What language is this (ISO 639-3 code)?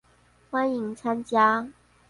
zho